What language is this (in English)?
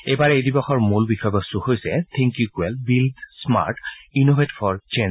Assamese